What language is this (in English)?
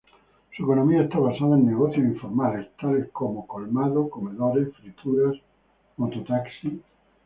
Spanish